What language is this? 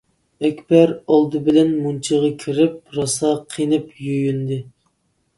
Uyghur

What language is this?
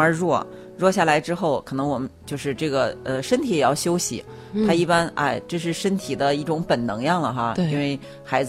Chinese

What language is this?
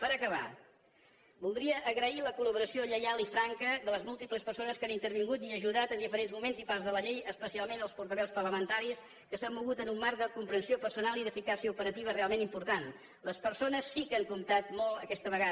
Catalan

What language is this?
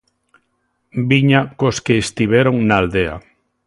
Galician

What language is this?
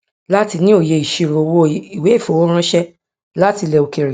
Yoruba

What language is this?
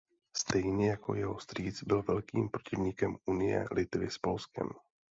Czech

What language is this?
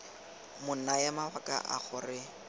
Tswana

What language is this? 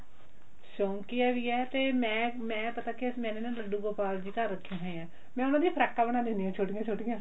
Punjabi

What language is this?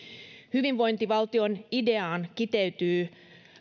Finnish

